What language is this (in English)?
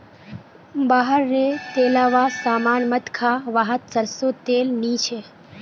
Magahi